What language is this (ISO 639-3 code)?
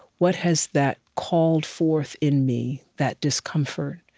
eng